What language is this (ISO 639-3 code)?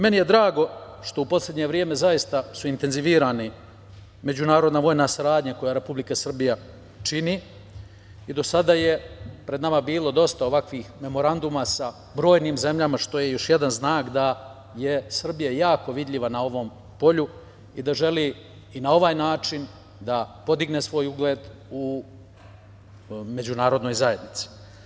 srp